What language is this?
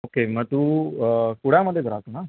Marathi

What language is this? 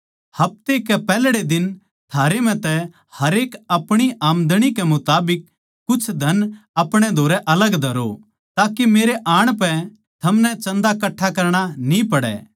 Haryanvi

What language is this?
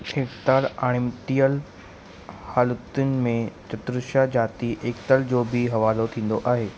Sindhi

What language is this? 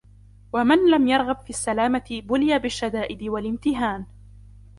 Arabic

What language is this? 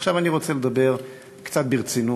Hebrew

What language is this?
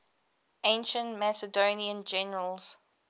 English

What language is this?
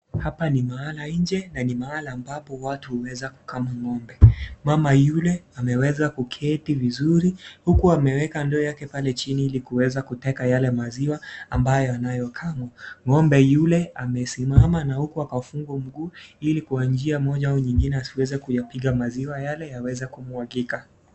Swahili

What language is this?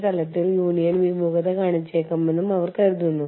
Malayalam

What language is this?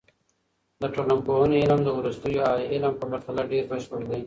Pashto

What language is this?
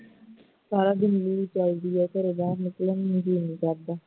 Punjabi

